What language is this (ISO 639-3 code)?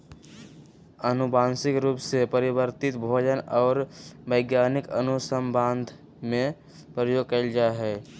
mag